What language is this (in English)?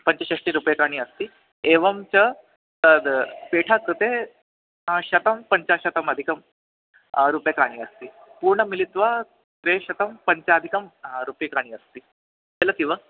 Sanskrit